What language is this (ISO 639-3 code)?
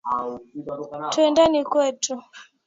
swa